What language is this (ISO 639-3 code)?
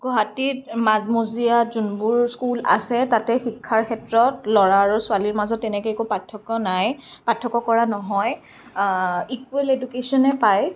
asm